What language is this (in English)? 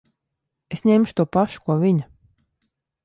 Latvian